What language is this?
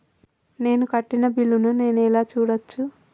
Telugu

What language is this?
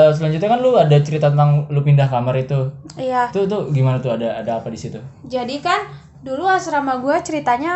Indonesian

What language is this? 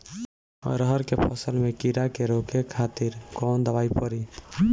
Bhojpuri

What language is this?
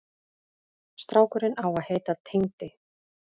Icelandic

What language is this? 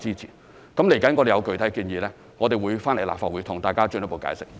Cantonese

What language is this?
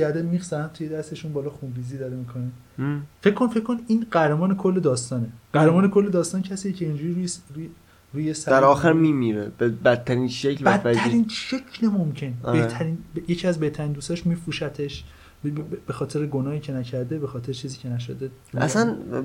Persian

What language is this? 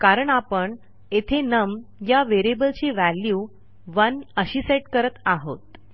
Marathi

